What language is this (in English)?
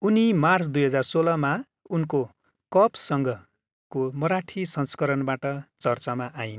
Nepali